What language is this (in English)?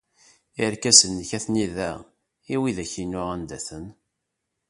Kabyle